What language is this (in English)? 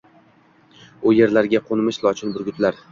Uzbek